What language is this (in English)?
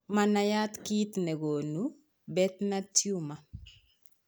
Kalenjin